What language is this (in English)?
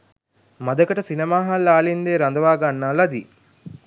Sinhala